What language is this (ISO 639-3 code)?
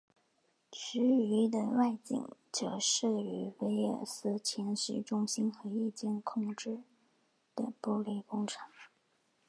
zho